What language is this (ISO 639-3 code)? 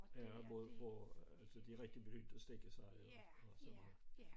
dan